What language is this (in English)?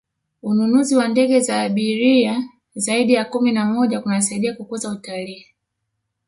Swahili